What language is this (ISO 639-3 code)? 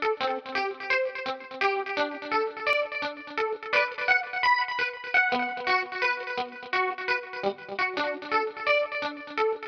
eng